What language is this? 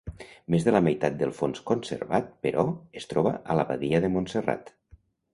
Catalan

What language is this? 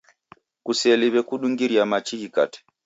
Taita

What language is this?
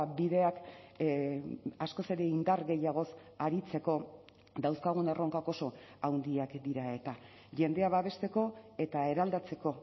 Basque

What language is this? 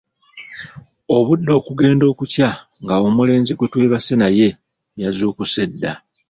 Ganda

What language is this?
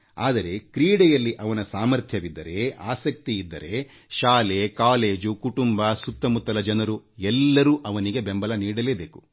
Kannada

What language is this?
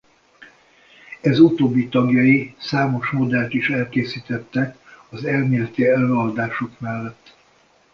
Hungarian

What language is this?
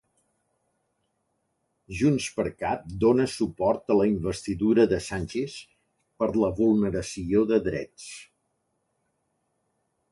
Catalan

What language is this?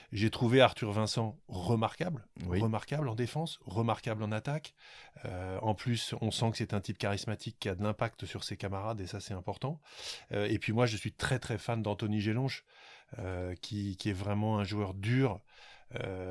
French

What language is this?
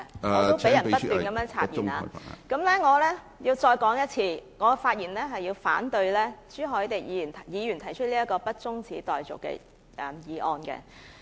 Cantonese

